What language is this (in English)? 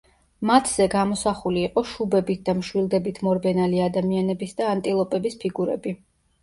Georgian